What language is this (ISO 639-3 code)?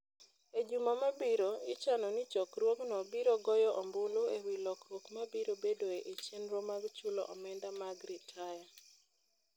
luo